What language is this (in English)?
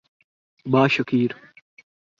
Urdu